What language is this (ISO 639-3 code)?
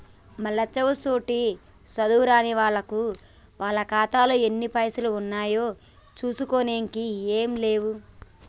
tel